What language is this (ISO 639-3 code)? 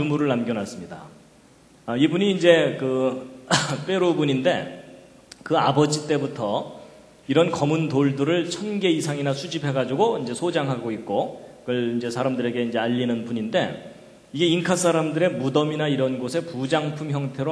kor